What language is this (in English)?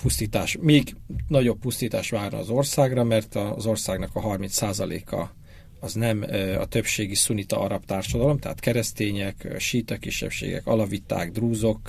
Hungarian